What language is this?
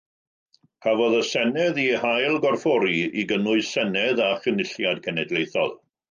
Welsh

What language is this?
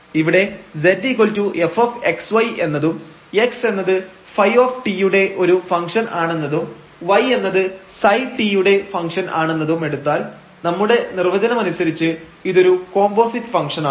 Malayalam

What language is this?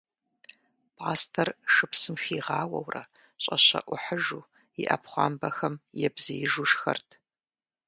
Kabardian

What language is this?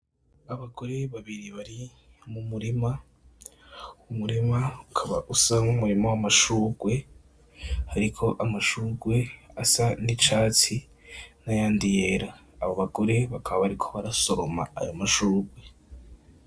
Rundi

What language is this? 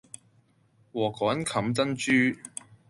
Cantonese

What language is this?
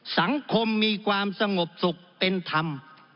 Thai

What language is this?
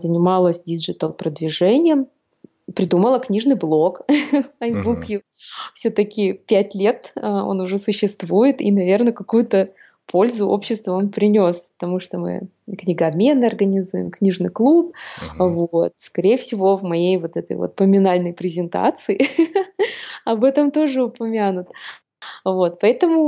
Russian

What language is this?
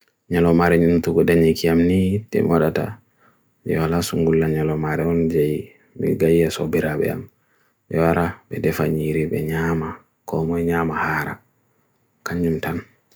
Bagirmi Fulfulde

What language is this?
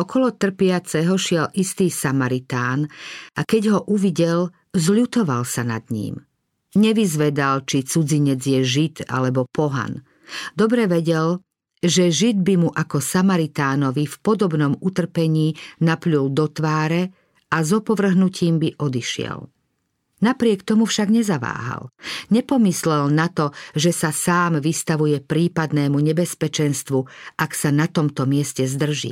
Slovak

